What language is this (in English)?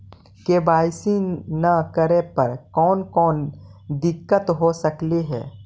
Magahi